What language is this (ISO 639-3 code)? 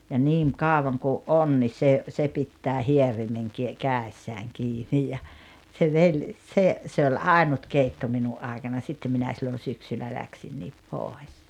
fin